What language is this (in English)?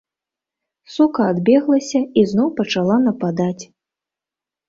Belarusian